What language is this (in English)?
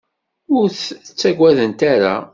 Kabyle